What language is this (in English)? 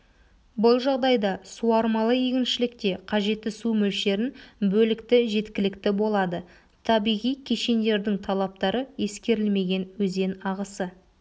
Kazakh